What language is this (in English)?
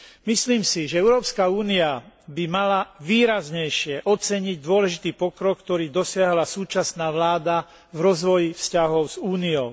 Slovak